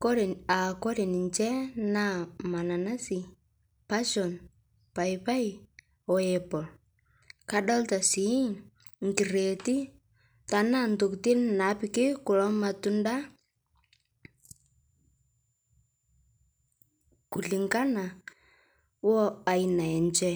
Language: Masai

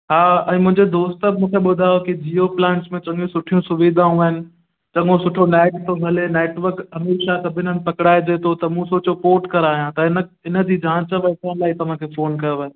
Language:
Sindhi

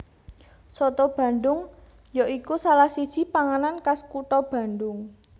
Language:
Javanese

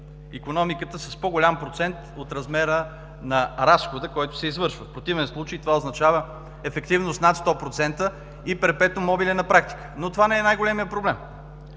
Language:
Bulgarian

